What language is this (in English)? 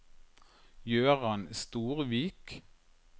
Norwegian